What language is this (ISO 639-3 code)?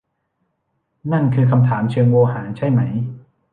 tha